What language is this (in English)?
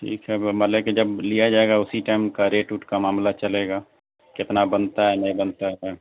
Urdu